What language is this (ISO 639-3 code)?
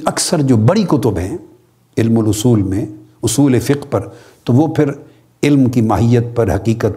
urd